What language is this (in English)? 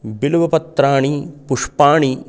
Sanskrit